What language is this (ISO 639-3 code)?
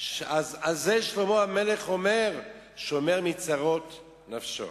heb